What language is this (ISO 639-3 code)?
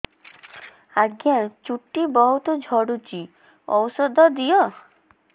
ori